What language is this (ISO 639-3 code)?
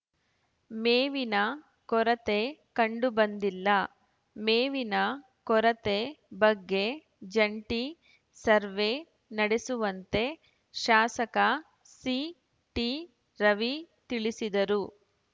kan